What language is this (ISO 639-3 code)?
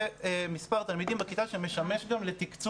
heb